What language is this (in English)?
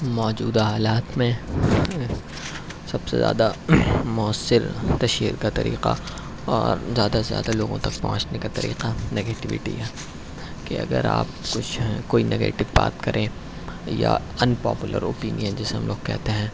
Urdu